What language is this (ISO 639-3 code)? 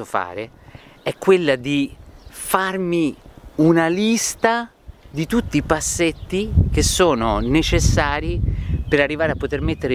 ita